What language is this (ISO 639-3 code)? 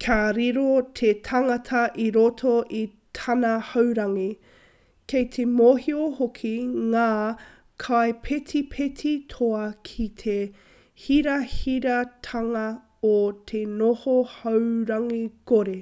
mri